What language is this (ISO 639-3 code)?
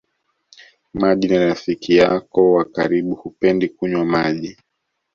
swa